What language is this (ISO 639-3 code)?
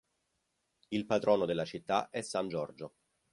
ita